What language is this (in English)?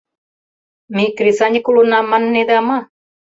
Mari